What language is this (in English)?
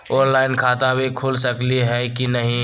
Magahi